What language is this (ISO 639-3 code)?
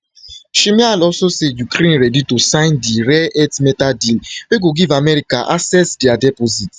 pcm